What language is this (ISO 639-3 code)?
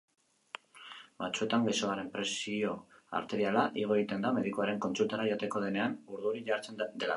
eus